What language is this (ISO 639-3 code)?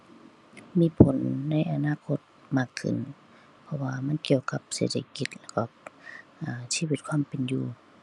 tha